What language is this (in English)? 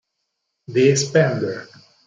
Italian